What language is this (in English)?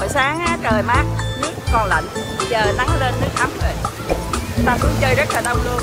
Vietnamese